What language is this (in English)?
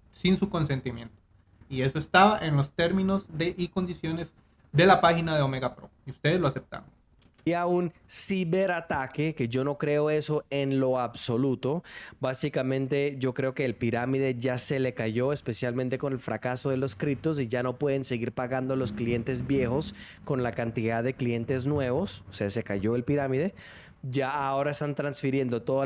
Spanish